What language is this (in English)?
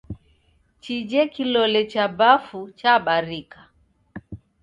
Taita